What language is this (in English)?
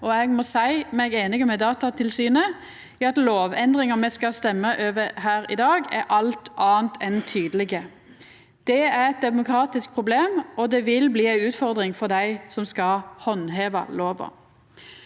Norwegian